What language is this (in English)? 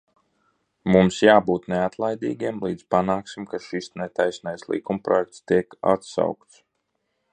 Latvian